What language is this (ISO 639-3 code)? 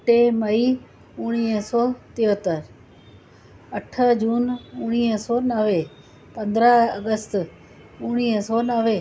snd